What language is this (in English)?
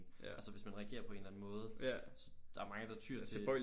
Danish